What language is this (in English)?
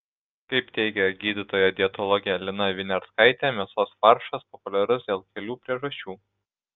Lithuanian